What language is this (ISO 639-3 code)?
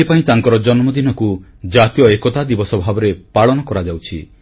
ori